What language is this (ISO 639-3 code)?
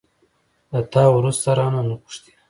pus